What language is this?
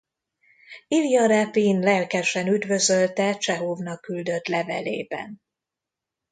Hungarian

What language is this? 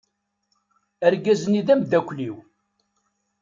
Kabyle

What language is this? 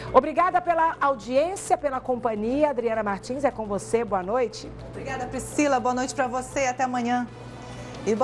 Portuguese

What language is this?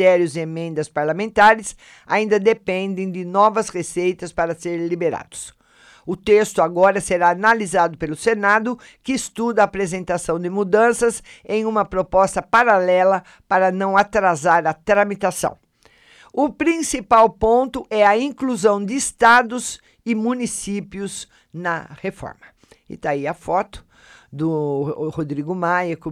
Portuguese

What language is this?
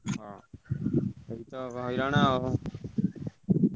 Odia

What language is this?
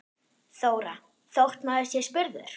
Icelandic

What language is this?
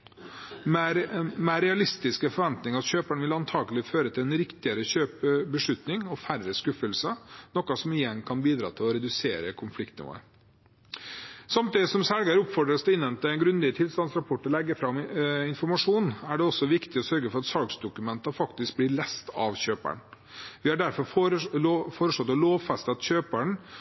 Norwegian Bokmål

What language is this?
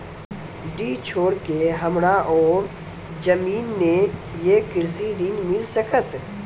Maithili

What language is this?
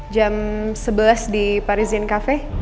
Indonesian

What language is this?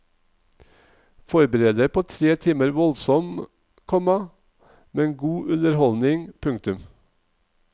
Norwegian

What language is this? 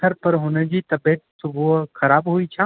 Sindhi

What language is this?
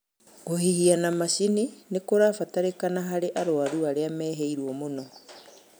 Kikuyu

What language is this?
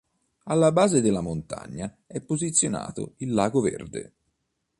Italian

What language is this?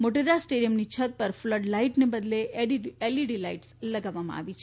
Gujarati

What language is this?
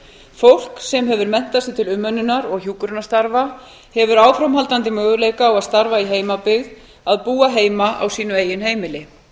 Icelandic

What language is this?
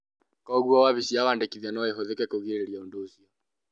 Kikuyu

